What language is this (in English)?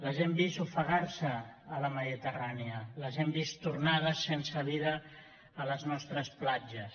Catalan